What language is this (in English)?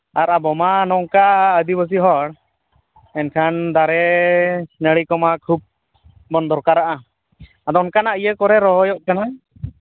Santali